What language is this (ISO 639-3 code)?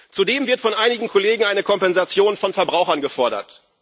deu